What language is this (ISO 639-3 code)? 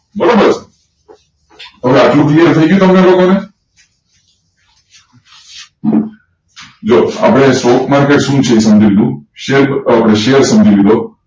guj